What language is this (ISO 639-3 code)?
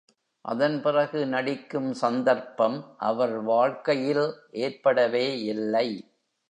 tam